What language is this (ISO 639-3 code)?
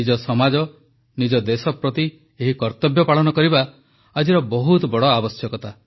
ori